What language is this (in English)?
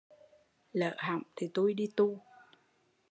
Vietnamese